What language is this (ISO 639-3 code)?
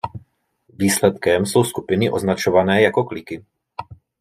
ces